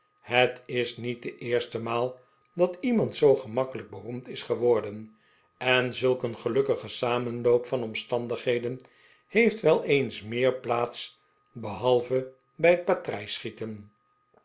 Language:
Dutch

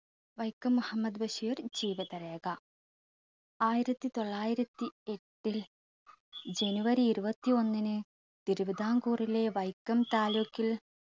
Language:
Malayalam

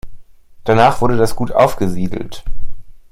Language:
German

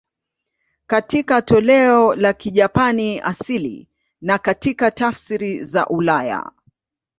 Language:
Swahili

